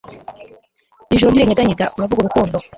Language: Kinyarwanda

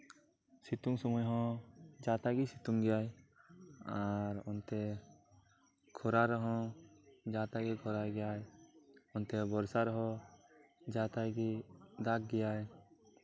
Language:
Santali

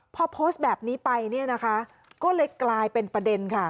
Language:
Thai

